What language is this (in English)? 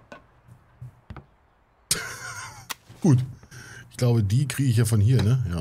German